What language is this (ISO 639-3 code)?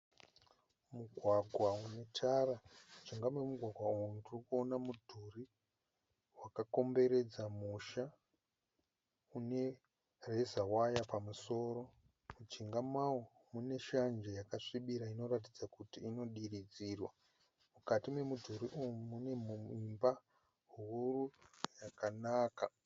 sna